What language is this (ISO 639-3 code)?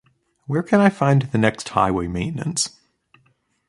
eng